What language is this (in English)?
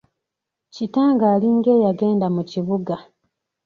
Ganda